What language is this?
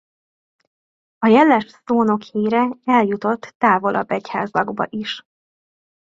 Hungarian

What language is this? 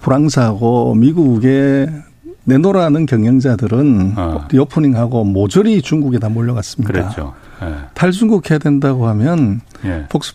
Korean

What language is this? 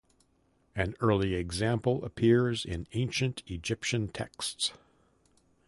English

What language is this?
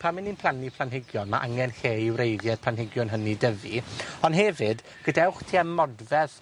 Welsh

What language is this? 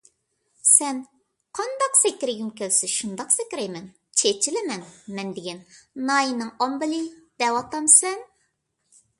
Uyghur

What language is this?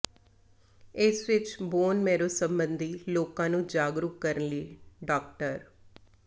Punjabi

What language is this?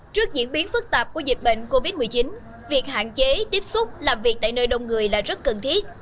Vietnamese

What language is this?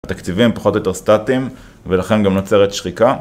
Hebrew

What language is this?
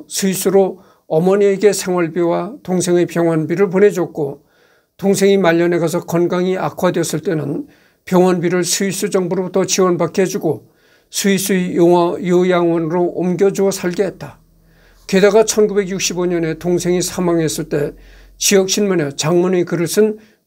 Korean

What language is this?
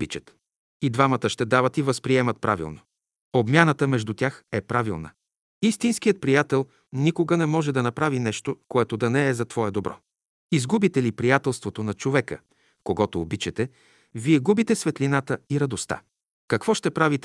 Bulgarian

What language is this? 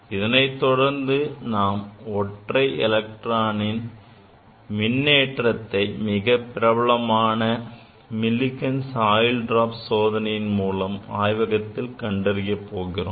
Tamil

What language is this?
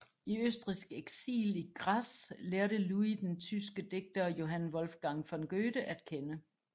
Danish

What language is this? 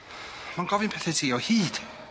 Welsh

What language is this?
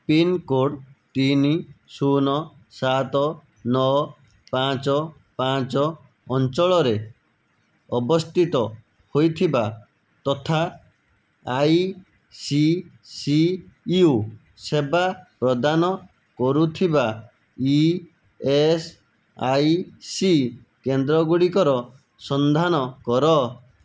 Odia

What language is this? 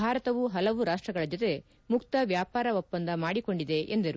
Kannada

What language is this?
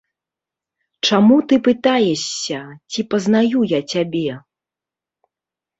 Belarusian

